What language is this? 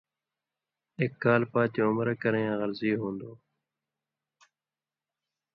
Indus Kohistani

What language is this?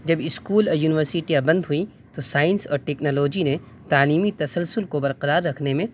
Urdu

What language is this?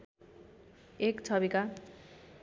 Nepali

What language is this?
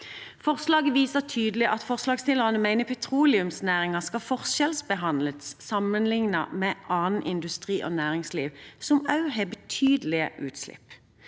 Norwegian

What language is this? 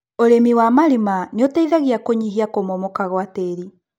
Kikuyu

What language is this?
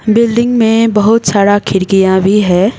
Hindi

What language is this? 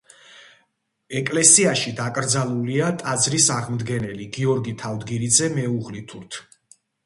Georgian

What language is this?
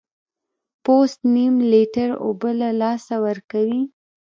Pashto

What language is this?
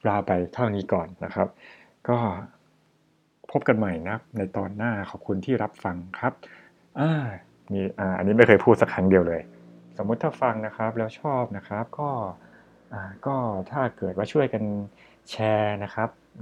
Thai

